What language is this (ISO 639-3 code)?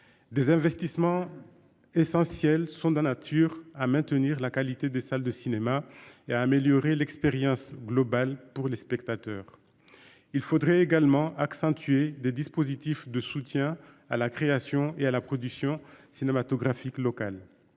fra